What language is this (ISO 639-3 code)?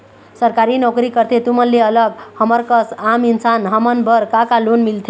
hne